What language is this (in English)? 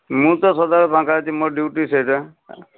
Odia